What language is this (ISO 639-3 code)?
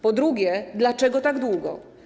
pol